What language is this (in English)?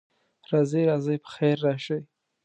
Pashto